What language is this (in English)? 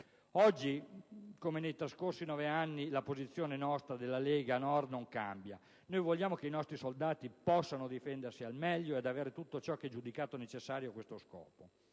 Italian